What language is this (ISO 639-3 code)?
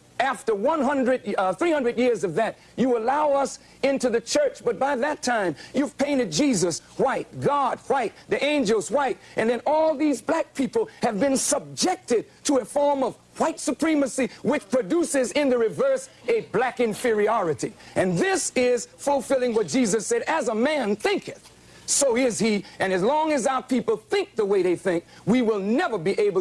eng